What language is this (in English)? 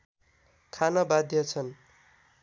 Nepali